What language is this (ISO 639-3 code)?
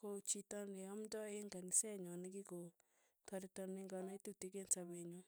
tuy